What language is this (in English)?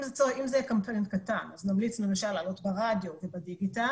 Hebrew